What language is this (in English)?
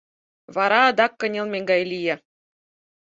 Mari